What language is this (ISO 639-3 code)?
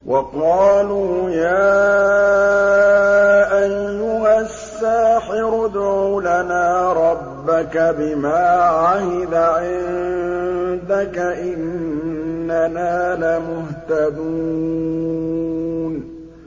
ara